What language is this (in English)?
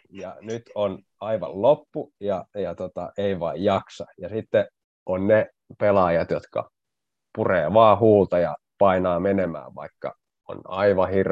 Finnish